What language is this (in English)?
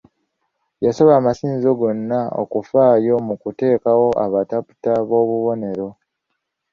Ganda